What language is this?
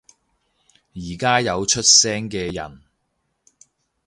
Cantonese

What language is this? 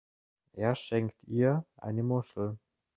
German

